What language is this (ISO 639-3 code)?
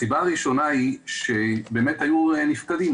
heb